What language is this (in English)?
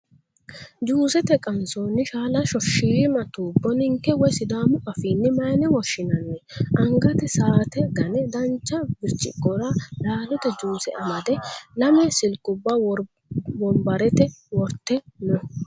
Sidamo